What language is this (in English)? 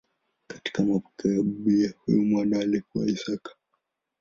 Swahili